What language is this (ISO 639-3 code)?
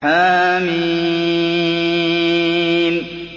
ara